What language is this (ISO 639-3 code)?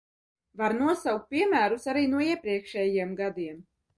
lav